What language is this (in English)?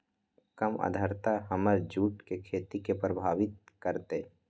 Magahi